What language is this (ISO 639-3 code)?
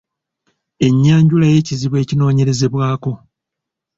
lug